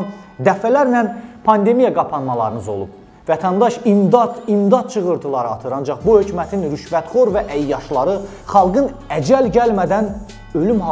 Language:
Turkish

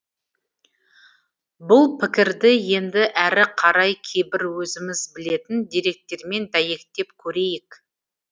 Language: Kazakh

